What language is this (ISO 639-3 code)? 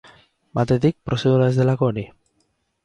eus